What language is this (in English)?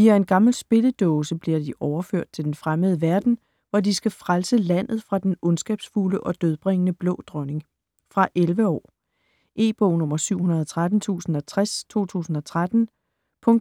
Danish